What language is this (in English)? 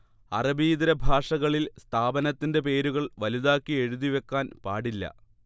Malayalam